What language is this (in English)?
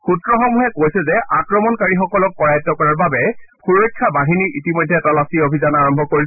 Assamese